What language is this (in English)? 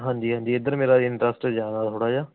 Punjabi